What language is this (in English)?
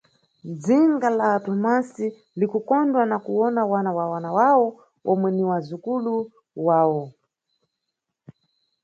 Nyungwe